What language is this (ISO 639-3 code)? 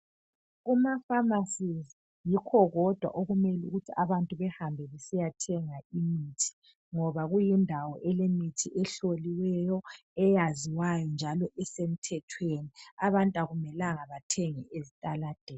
nde